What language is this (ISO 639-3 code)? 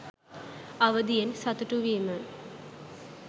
sin